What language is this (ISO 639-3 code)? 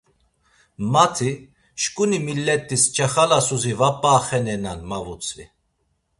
lzz